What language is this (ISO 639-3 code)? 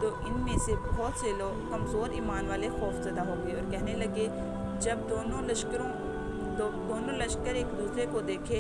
urd